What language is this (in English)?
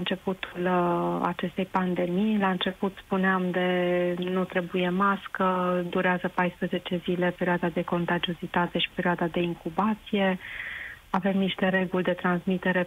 Romanian